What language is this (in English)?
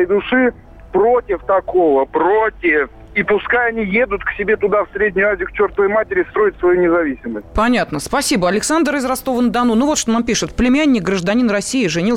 Russian